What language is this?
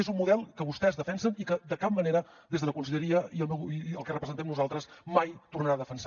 Catalan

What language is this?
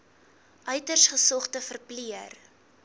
Afrikaans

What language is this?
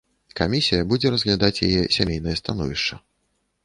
Belarusian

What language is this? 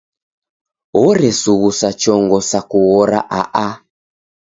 Taita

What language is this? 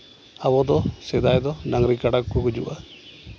Santali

